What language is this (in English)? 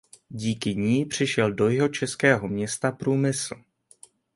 Czech